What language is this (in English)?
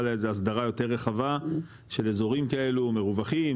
Hebrew